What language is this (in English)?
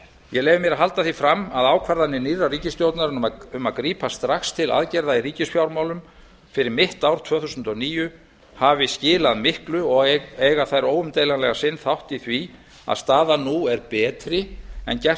Icelandic